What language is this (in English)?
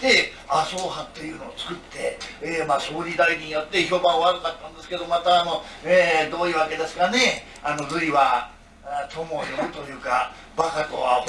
Japanese